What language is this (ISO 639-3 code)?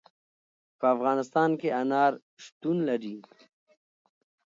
pus